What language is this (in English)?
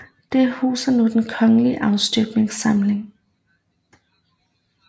Danish